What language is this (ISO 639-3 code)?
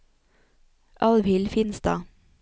nor